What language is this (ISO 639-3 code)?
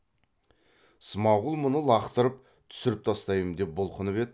kaz